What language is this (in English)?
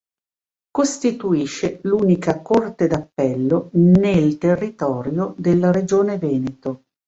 Italian